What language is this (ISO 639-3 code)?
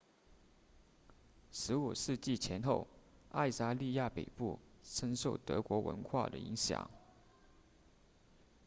zho